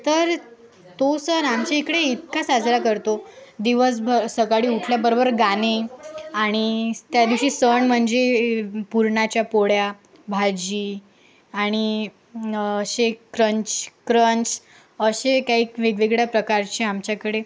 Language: Marathi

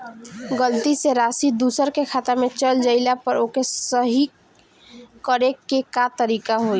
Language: Bhojpuri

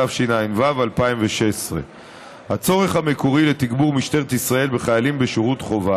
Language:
Hebrew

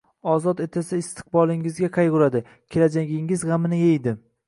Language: Uzbek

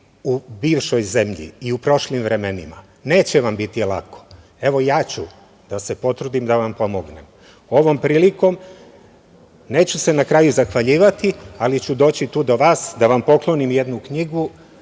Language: Serbian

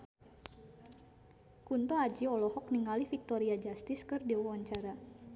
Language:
Sundanese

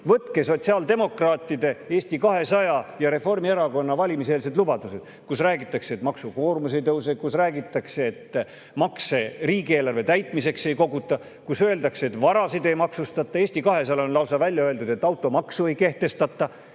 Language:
Estonian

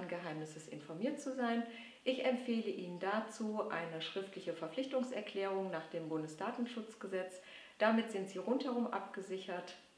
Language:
German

